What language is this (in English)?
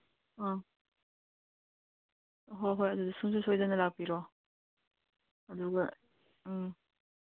Manipuri